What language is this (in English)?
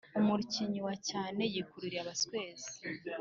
Kinyarwanda